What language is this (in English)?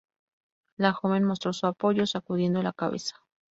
Spanish